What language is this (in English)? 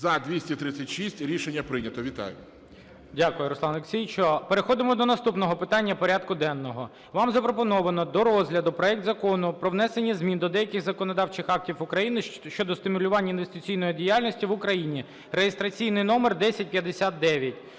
Ukrainian